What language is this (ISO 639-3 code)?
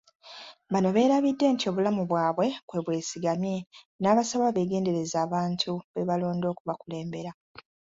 lug